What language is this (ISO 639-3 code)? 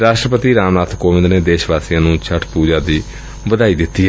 pan